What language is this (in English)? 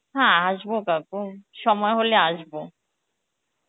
Bangla